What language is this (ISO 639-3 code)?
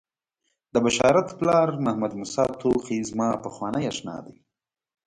pus